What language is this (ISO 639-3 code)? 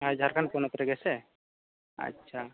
sat